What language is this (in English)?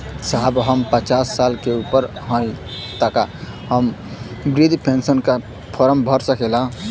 Bhojpuri